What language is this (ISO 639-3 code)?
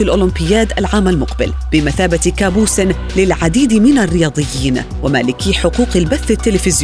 ara